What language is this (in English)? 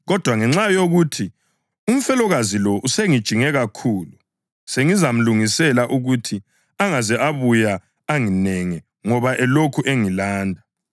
North Ndebele